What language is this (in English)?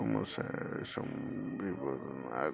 Assamese